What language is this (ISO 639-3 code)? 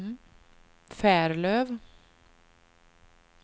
swe